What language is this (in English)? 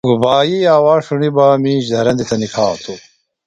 Phalura